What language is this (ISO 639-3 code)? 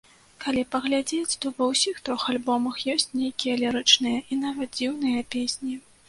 bel